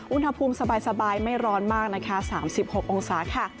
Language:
Thai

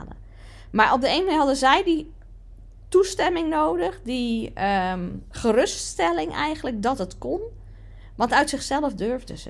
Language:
Dutch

